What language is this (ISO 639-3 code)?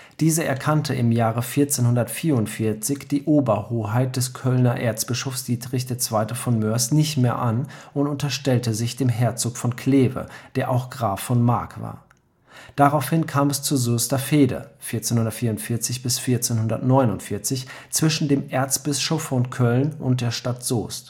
deu